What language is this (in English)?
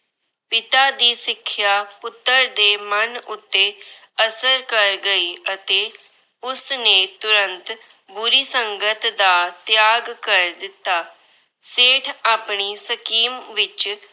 Punjabi